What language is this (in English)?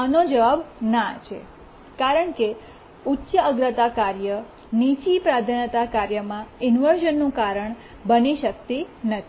Gujarati